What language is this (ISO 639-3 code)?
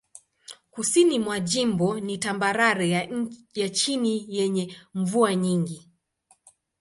swa